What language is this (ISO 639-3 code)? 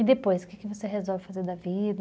por